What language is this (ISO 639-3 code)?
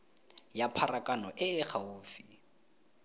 tsn